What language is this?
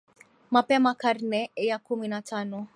Swahili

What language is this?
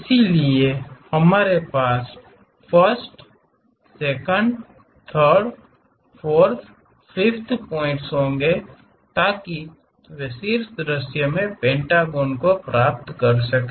Hindi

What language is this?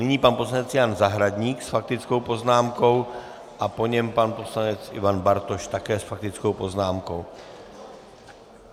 Czech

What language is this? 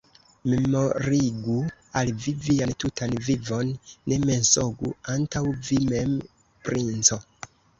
Esperanto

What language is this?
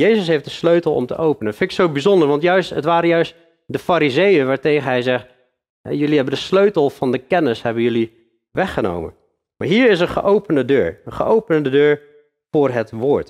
Dutch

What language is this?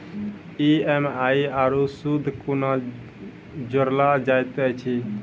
Maithili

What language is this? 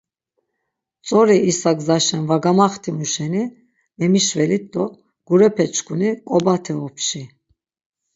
Laz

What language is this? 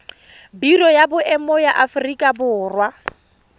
Tswana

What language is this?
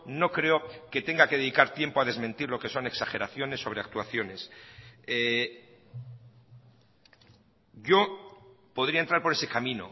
Spanish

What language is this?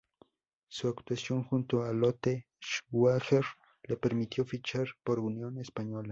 Spanish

